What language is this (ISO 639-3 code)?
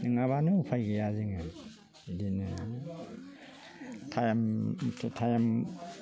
brx